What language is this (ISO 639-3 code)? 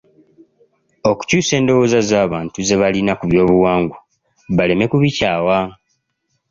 lug